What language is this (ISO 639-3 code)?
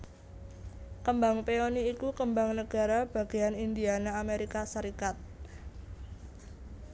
jav